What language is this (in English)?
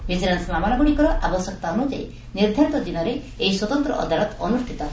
Odia